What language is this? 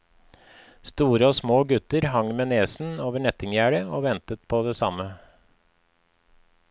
Norwegian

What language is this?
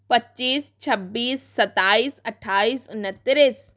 Hindi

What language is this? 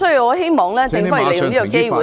Cantonese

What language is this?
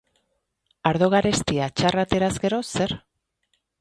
Basque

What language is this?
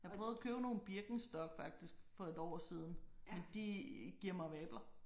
Danish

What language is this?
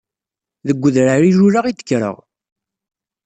Kabyle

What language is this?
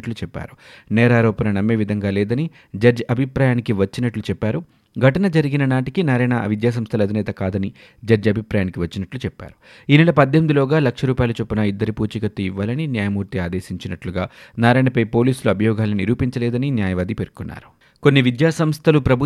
Telugu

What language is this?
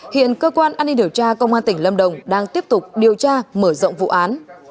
Vietnamese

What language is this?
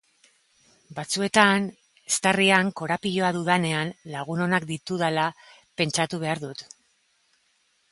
Basque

